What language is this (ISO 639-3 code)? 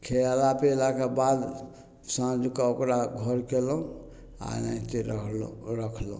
mai